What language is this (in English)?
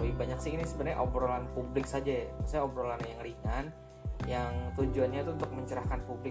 Indonesian